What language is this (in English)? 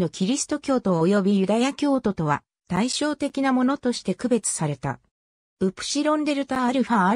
Japanese